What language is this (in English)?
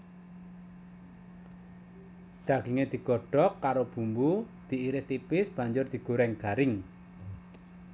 Javanese